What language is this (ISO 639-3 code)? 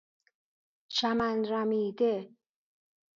fas